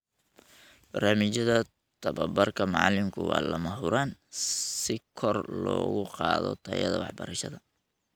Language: Somali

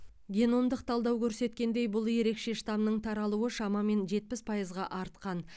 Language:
Kazakh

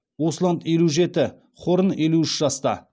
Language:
Kazakh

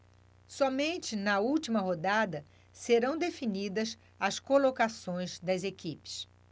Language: Portuguese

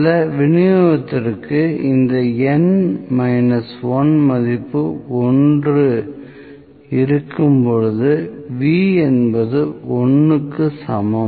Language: Tamil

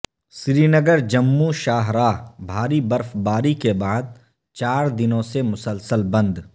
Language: Urdu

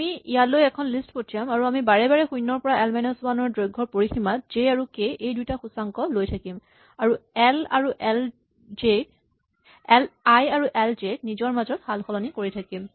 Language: Assamese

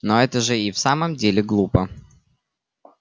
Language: Russian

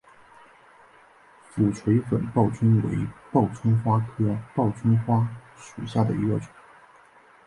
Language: Chinese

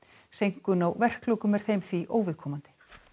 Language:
Icelandic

